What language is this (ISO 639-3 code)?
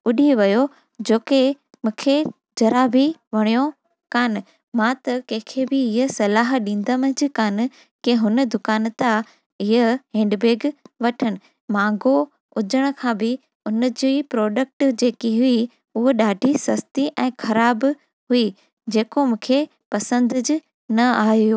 snd